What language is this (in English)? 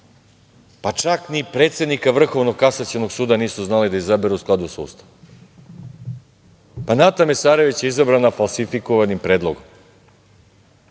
Serbian